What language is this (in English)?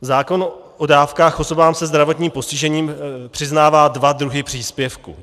Czech